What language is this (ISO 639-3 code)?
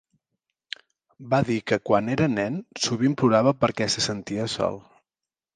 cat